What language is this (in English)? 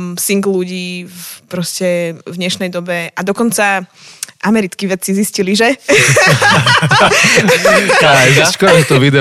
Slovak